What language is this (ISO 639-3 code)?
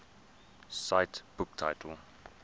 eng